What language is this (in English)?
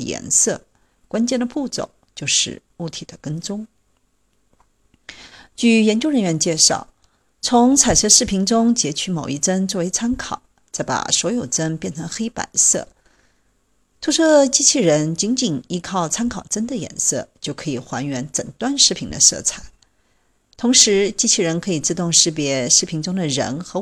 Chinese